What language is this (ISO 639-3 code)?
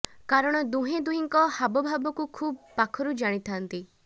ori